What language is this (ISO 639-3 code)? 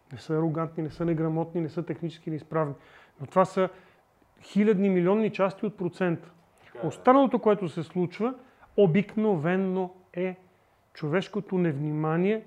bul